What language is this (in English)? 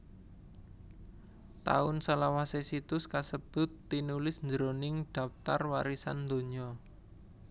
Javanese